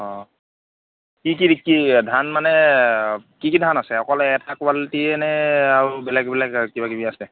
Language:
Assamese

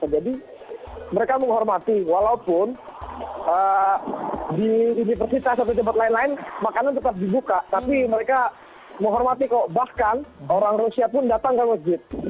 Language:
Indonesian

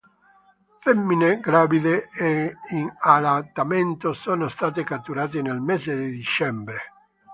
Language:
Italian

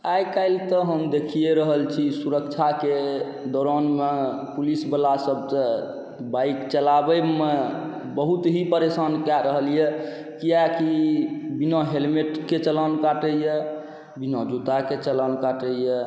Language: Maithili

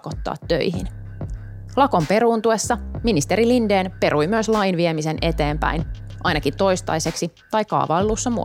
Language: Finnish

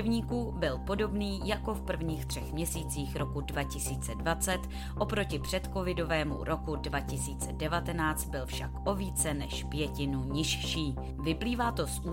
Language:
Czech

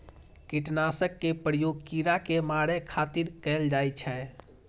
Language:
Maithili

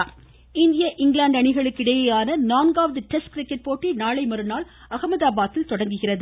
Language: Tamil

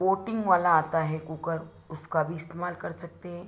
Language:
Hindi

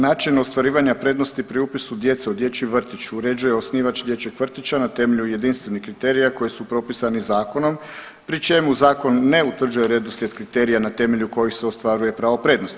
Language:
Croatian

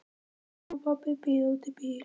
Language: Icelandic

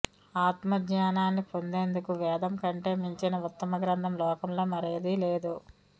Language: Telugu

